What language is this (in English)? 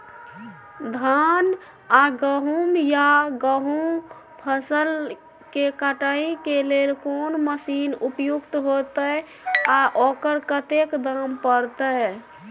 Maithili